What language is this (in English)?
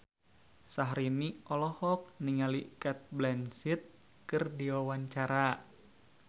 Sundanese